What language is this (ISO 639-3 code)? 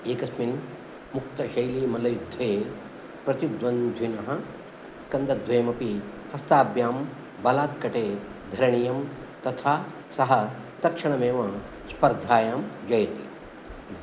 san